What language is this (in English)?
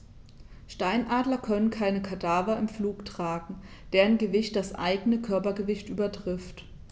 German